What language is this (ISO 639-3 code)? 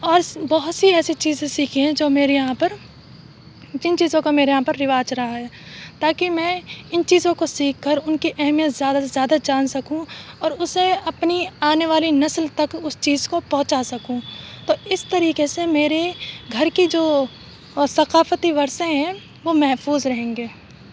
urd